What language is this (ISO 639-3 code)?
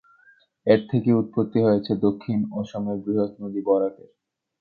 ben